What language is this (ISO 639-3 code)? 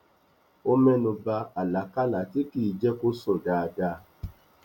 yor